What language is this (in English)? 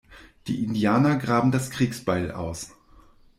German